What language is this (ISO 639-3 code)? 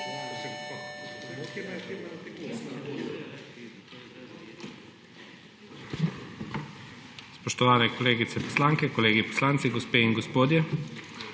slv